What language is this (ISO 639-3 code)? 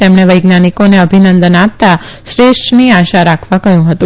guj